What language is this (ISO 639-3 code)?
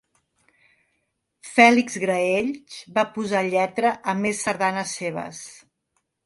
cat